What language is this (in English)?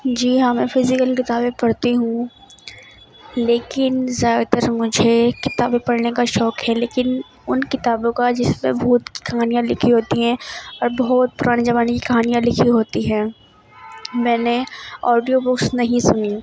Urdu